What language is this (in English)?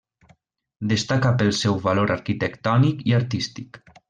Catalan